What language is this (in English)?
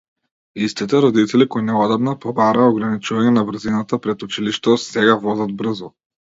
Macedonian